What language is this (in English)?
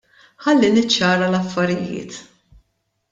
Maltese